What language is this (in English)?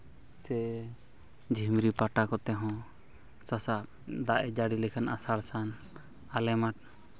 Santali